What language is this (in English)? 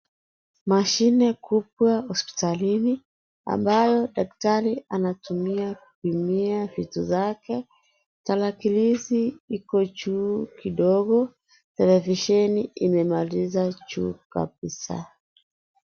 Swahili